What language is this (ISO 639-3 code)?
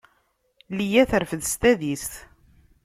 kab